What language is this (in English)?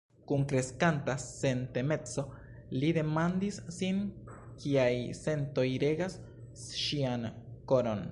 Esperanto